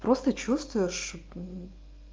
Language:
Russian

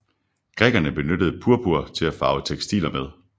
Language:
Danish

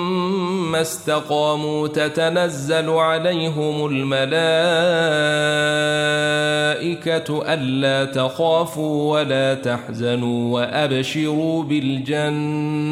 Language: Arabic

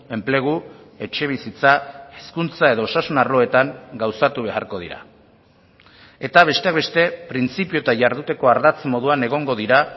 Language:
Basque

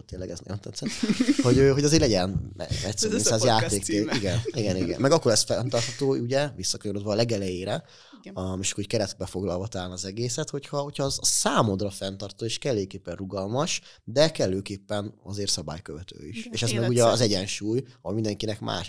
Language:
Hungarian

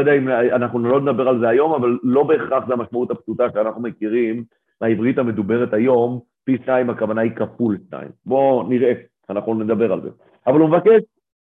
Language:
Hebrew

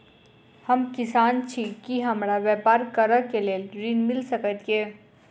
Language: Maithili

